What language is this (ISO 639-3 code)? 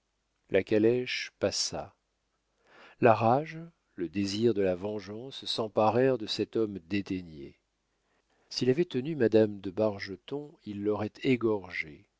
fra